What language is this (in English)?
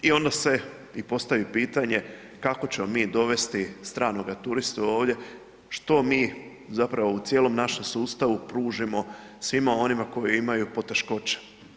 Croatian